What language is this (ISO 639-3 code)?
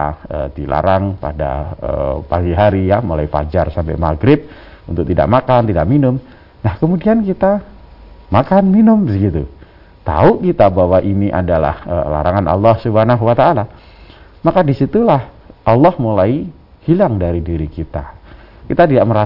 ind